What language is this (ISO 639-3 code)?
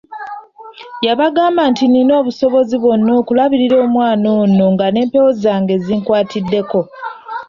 lug